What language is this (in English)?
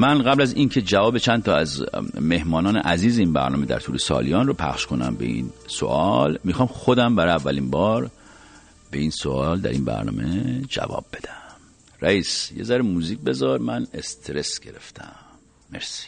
Persian